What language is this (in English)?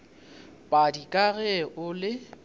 Northern Sotho